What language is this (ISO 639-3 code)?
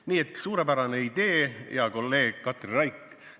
est